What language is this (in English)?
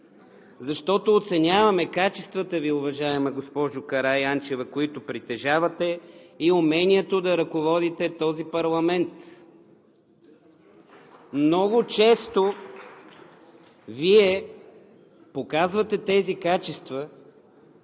Bulgarian